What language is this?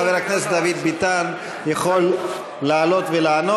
Hebrew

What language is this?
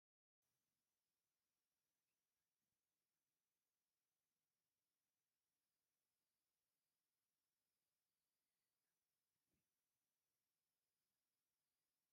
Tigrinya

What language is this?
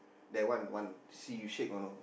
English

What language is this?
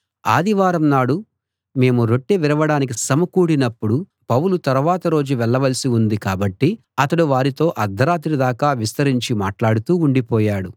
Telugu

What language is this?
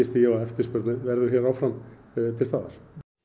Icelandic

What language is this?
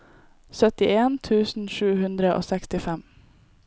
Norwegian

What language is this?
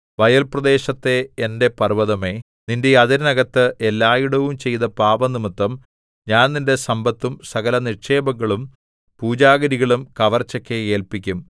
Malayalam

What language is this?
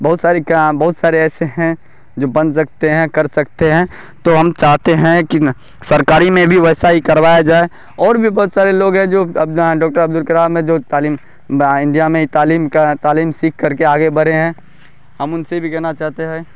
Urdu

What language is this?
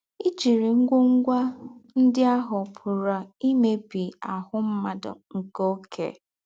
Igbo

